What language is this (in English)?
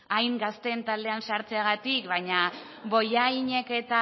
Basque